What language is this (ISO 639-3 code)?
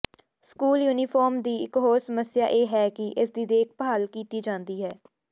pan